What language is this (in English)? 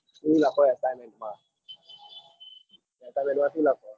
Gujarati